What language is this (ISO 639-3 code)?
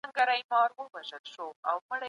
pus